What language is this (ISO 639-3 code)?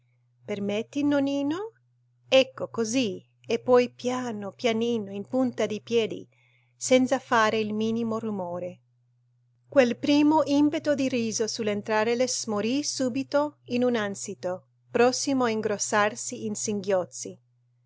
ita